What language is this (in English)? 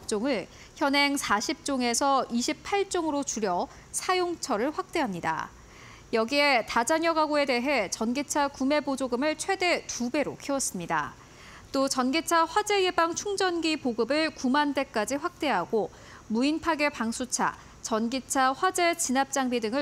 Korean